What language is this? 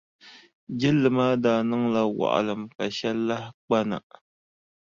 Dagbani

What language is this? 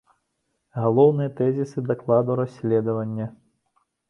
Belarusian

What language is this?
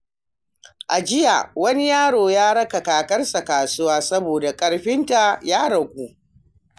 Hausa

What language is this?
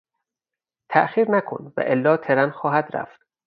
Persian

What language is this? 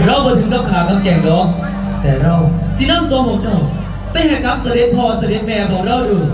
Thai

